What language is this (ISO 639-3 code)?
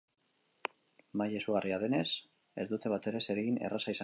eus